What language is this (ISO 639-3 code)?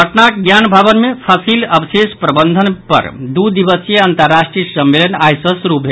mai